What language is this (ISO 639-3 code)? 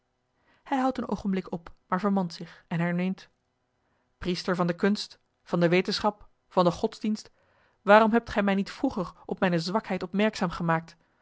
nld